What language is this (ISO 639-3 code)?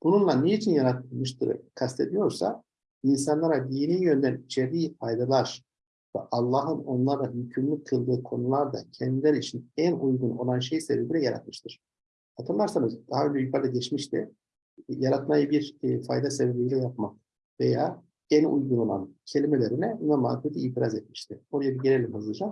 tur